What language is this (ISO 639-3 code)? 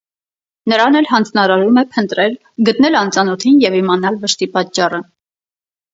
hye